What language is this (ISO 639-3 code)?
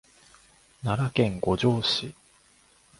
jpn